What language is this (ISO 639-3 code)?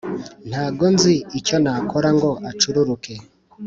kin